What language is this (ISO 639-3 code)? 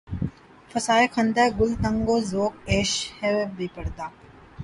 urd